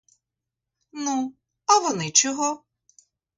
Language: Ukrainian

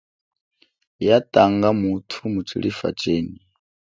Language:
Chokwe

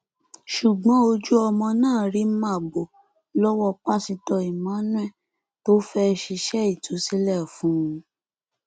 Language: Yoruba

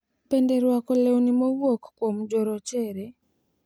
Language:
Luo (Kenya and Tanzania)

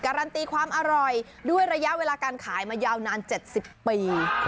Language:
Thai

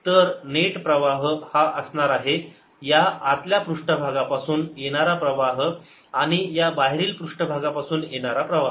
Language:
Marathi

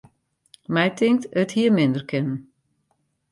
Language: Western Frisian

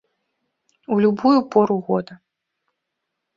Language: Belarusian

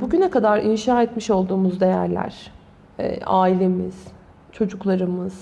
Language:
Turkish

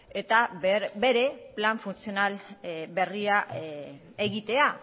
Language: Basque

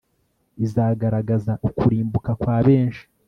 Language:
Kinyarwanda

